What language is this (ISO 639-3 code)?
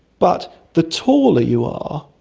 eng